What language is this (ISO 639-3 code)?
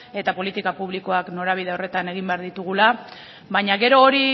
eus